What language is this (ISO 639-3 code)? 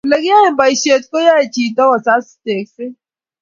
kln